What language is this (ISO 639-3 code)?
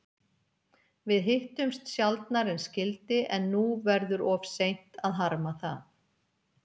isl